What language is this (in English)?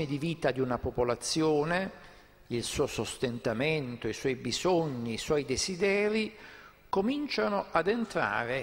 Italian